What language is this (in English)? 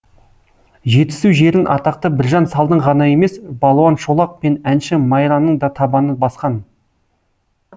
Kazakh